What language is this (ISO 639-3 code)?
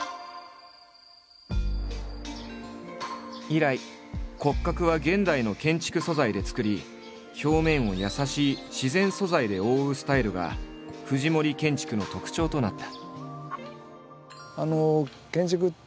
jpn